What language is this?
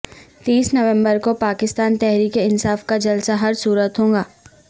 Urdu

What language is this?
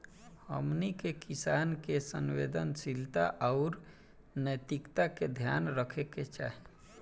Bhojpuri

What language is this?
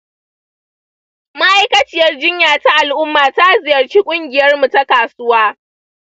Hausa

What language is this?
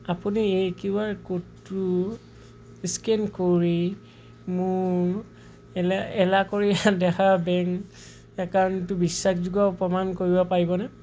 Assamese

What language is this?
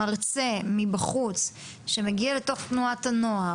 Hebrew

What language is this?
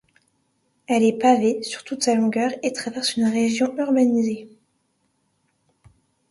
French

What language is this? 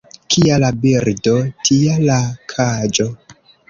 Esperanto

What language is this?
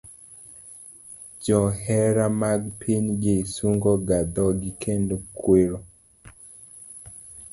Luo (Kenya and Tanzania)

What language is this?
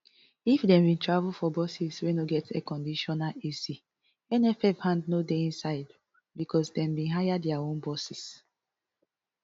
Nigerian Pidgin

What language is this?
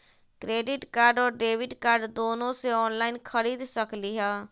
Magahi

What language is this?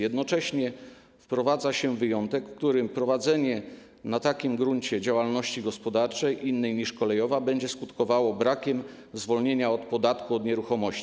Polish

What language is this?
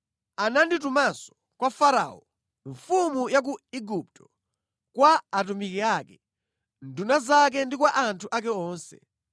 Nyanja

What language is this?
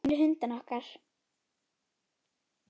Icelandic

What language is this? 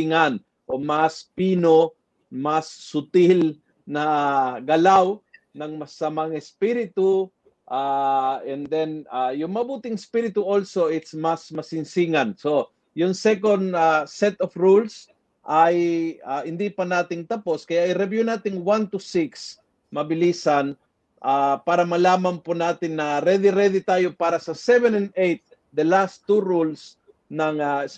Filipino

